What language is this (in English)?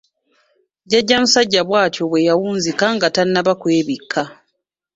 Ganda